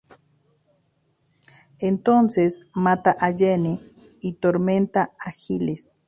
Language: Spanish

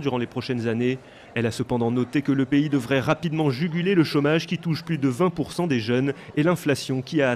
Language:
French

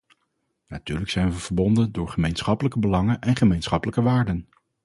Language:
Dutch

